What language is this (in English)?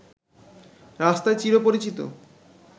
Bangla